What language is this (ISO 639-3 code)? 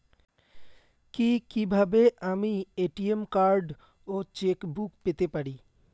ben